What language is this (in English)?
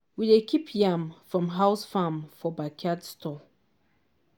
Nigerian Pidgin